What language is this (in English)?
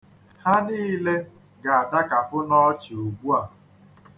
Igbo